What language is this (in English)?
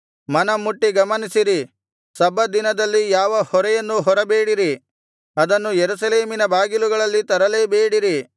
Kannada